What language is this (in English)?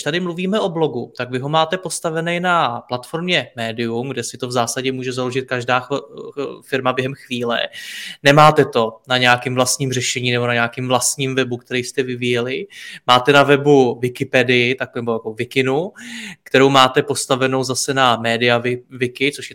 Czech